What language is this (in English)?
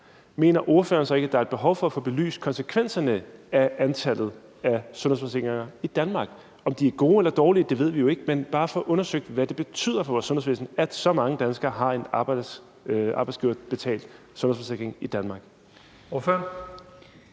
Danish